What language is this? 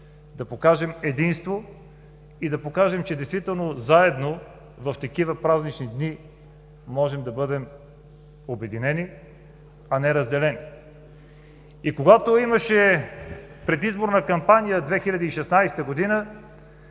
Bulgarian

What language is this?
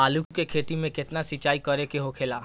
Bhojpuri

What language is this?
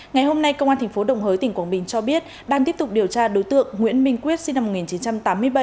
Vietnamese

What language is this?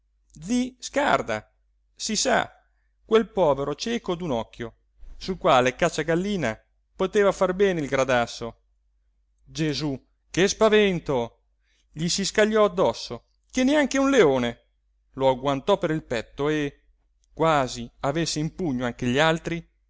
Italian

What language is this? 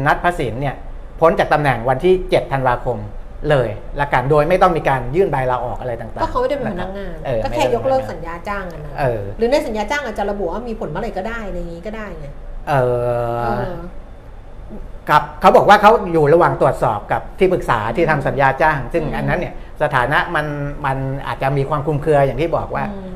Thai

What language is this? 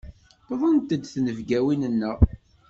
Kabyle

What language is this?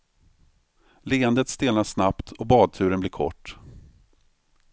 Swedish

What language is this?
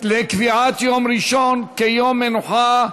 Hebrew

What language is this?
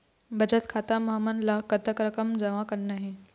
Chhattisgarhi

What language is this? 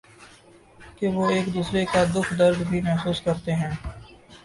Urdu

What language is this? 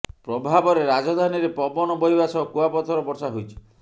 Odia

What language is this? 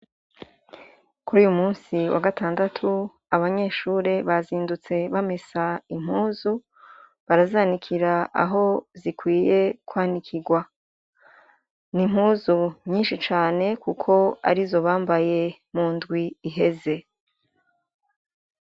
Rundi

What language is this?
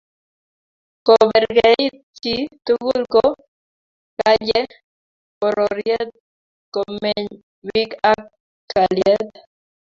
Kalenjin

